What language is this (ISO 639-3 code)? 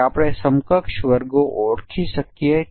guj